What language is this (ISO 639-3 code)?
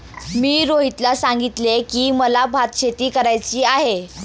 mar